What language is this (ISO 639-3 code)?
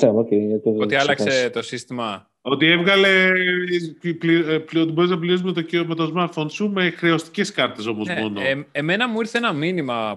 ell